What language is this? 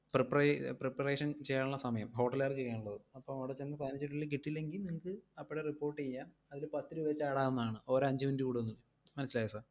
Malayalam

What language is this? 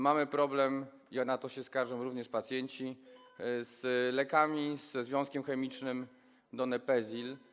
Polish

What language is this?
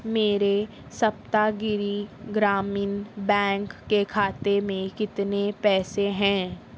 Urdu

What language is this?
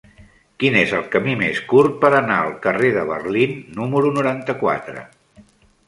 Catalan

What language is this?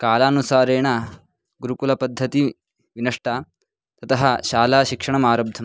Sanskrit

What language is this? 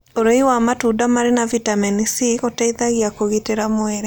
Kikuyu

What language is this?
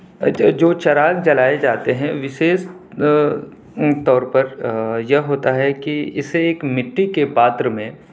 Urdu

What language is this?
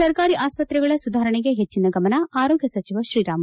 Kannada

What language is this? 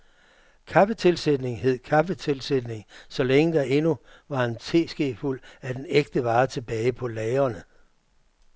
Danish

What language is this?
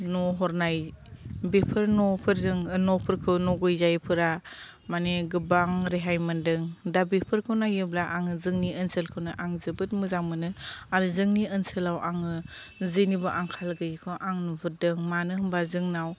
Bodo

